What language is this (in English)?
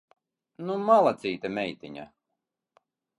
Latvian